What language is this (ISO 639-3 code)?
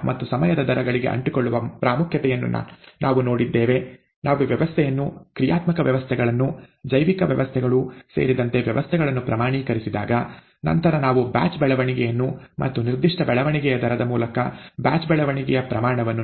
kan